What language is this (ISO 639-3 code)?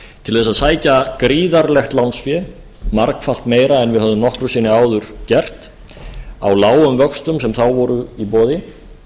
isl